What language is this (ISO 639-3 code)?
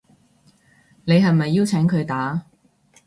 yue